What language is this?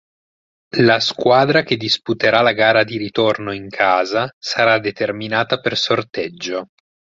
Italian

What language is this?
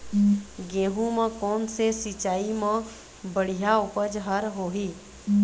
Chhattisgarhi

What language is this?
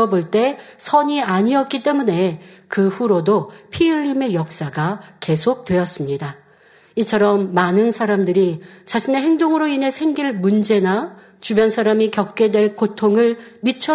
Korean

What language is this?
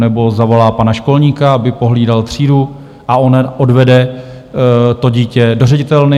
Czech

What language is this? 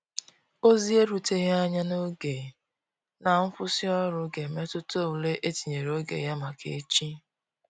Igbo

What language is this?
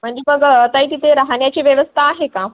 Marathi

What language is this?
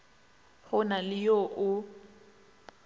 Northern Sotho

